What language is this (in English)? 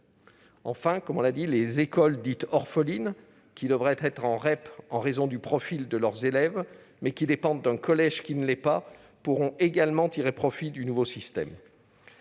French